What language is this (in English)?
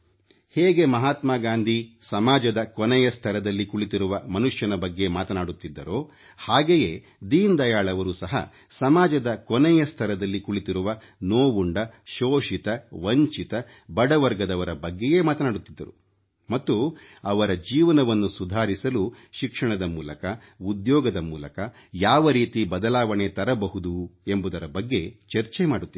Kannada